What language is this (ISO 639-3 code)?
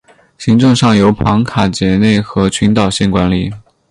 zho